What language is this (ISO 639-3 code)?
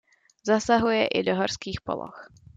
ces